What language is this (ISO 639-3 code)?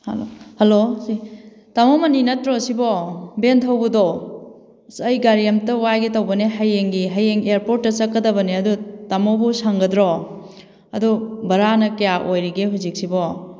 mni